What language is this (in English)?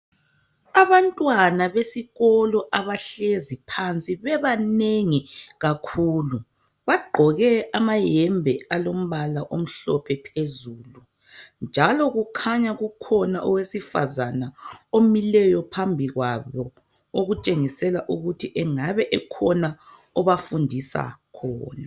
North Ndebele